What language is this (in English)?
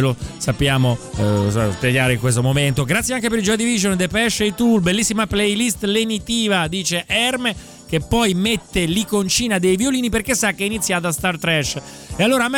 Italian